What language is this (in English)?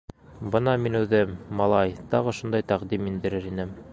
Bashkir